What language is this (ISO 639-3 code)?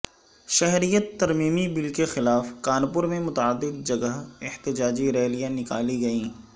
urd